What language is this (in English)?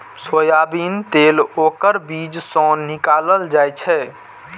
Maithili